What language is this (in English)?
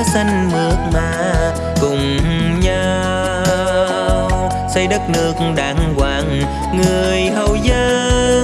Vietnamese